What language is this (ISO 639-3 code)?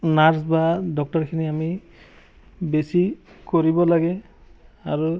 asm